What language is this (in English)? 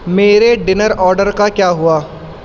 Urdu